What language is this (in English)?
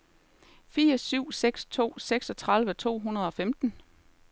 Danish